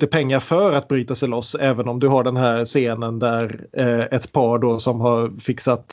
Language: Swedish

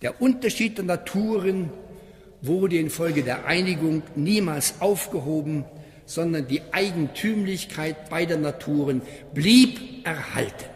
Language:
German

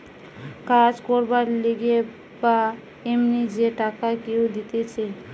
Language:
Bangla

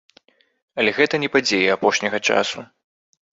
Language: Belarusian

